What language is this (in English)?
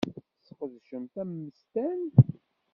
Kabyle